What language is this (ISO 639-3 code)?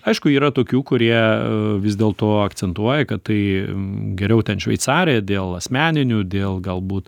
lit